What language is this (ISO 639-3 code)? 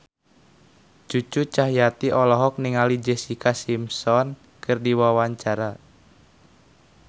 sun